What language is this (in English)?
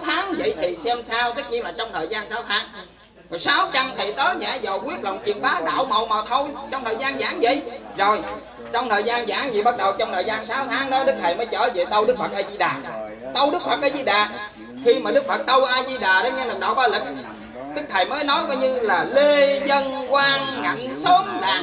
Vietnamese